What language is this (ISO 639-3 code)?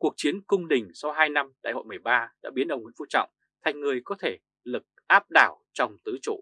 vie